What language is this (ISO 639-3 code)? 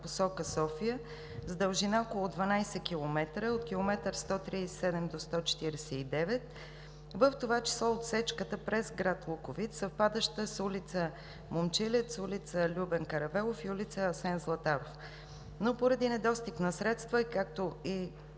bul